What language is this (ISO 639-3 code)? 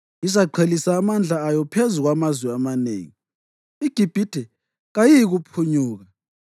nde